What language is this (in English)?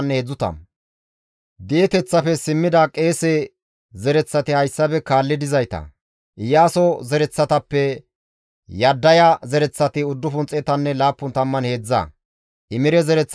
Gamo